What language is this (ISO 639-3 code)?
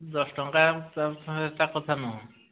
ori